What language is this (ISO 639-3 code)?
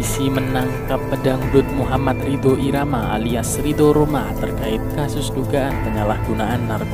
ind